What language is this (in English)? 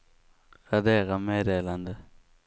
Swedish